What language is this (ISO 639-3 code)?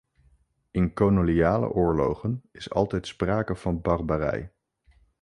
nld